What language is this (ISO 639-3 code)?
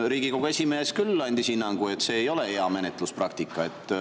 est